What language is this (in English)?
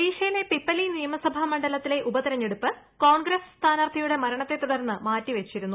Malayalam